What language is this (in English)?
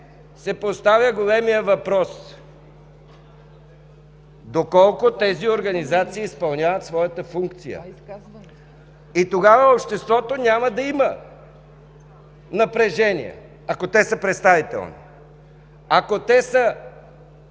Bulgarian